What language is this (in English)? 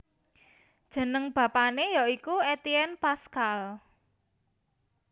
Javanese